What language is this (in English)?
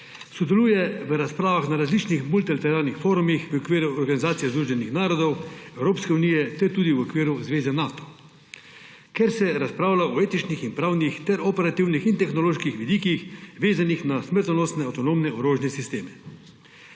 Slovenian